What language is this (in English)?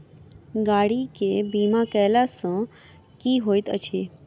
Maithili